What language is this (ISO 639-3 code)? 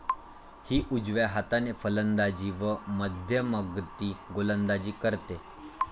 mar